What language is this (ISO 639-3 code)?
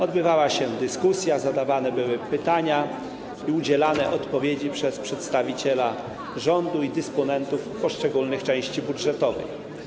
pol